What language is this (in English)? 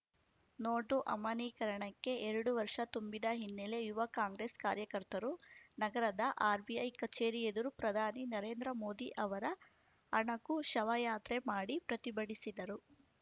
Kannada